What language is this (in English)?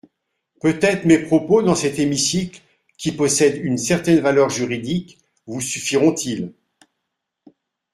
French